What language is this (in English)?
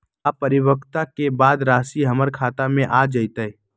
Magahi